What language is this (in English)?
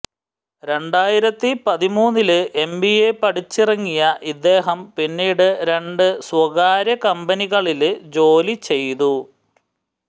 Malayalam